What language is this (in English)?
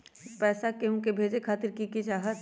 Magahi